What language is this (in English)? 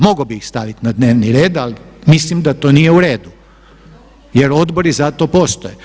Croatian